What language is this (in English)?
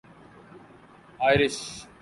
Urdu